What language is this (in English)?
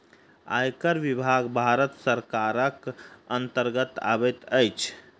Maithili